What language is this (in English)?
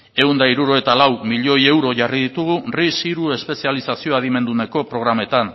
Basque